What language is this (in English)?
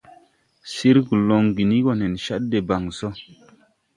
Tupuri